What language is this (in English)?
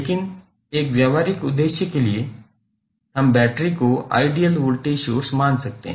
Hindi